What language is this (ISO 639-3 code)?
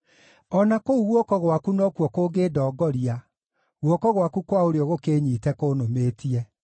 kik